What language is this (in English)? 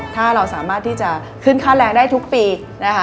Thai